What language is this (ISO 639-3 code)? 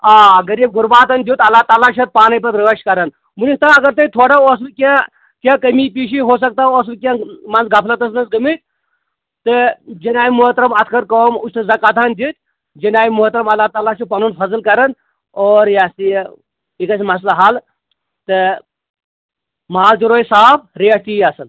kas